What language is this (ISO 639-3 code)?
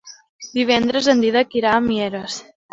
cat